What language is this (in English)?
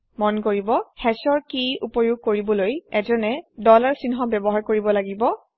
Assamese